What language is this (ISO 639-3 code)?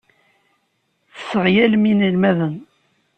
kab